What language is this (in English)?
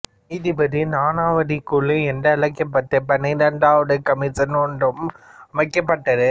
Tamil